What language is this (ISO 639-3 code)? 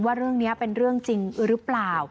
tha